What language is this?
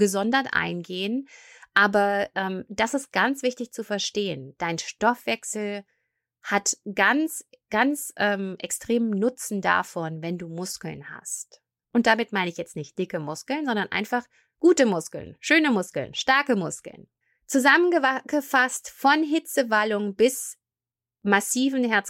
German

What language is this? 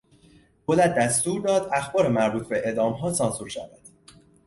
Persian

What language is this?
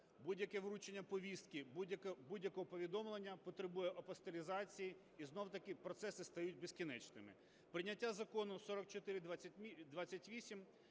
Ukrainian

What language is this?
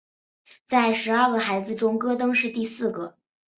Chinese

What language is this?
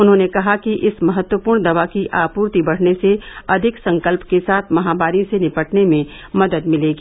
Hindi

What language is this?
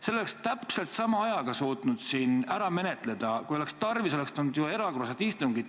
Estonian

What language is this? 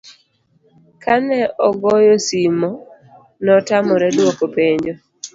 Luo (Kenya and Tanzania)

